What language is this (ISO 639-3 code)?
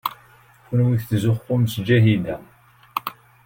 kab